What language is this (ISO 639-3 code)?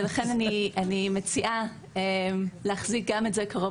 heb